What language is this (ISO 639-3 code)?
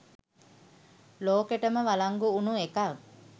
sin